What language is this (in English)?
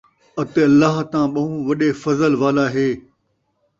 Saraiki